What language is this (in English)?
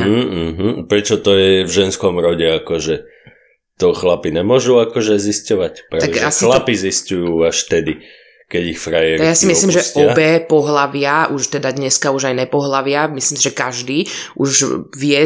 Slovak